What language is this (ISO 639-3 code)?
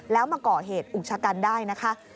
tha